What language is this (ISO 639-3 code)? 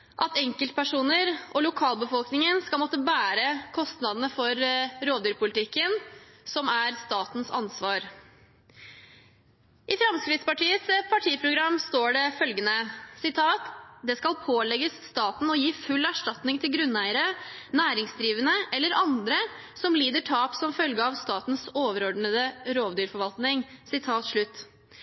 nob